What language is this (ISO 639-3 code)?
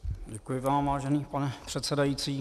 ces